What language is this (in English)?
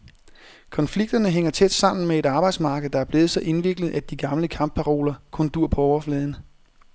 Danish